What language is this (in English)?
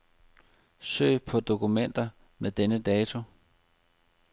Danish